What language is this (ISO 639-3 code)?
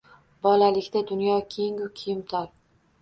uzb